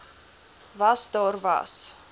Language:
Afrikaans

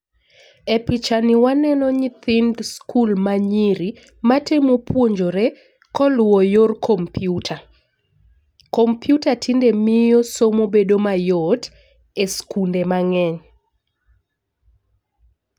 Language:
Luo (Kenya and Tanzania)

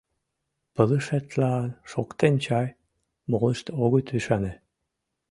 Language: Mari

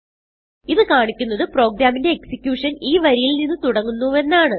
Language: Malayalam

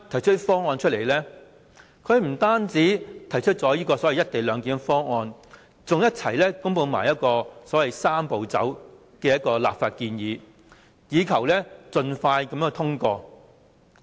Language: Cantonese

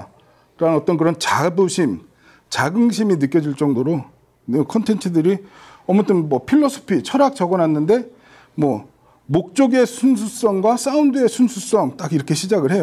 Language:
Korean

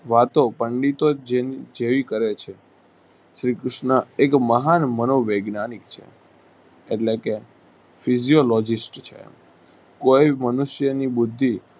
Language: Gujarati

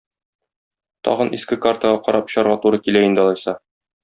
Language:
Tatar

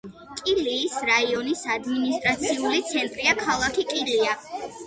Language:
Georgian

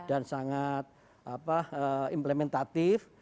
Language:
Indonesian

